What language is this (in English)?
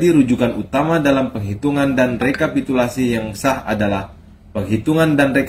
Indonesian